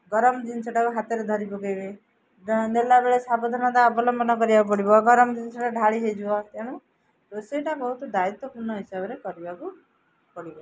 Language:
Odia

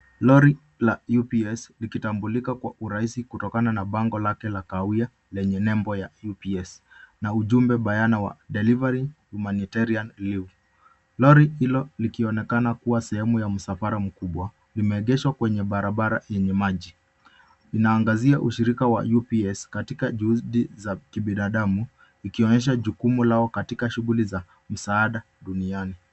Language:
Swahili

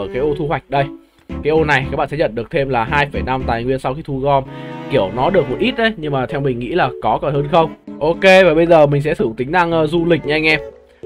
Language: Vietnamese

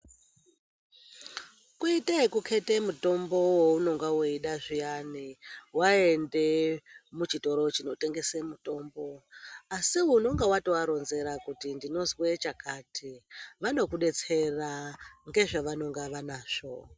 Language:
Ndau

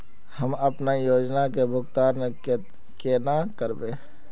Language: Magahi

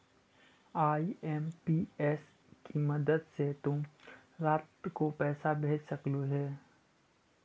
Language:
Magahi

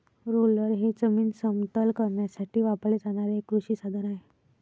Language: Marathi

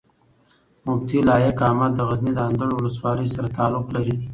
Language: Pashto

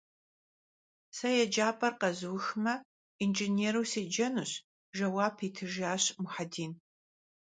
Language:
Kabardian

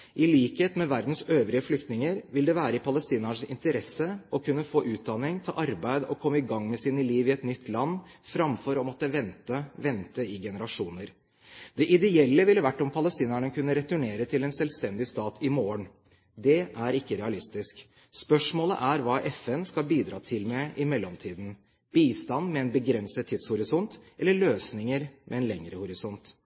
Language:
Norwegian Bokmål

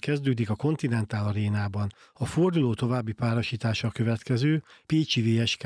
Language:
Hungarian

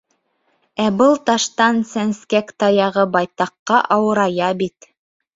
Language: Bashkir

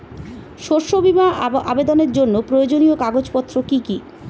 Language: Bangla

